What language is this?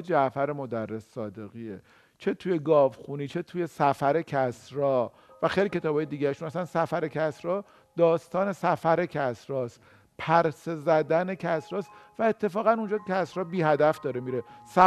Persian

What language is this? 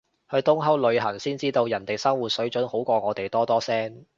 Cantonese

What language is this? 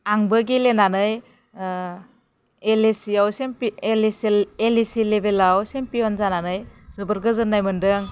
Bodo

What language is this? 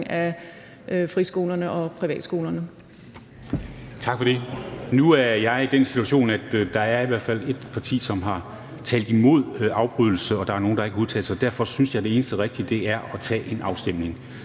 Danish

